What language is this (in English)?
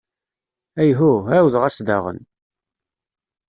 Kabyle